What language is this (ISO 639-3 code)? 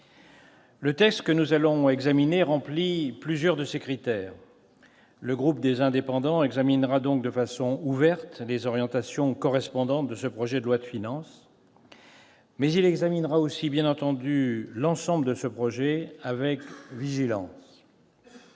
fra